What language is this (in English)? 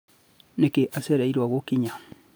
Kikuyu